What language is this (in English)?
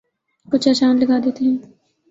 Urdu